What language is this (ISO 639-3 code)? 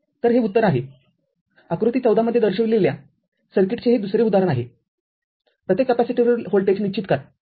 mar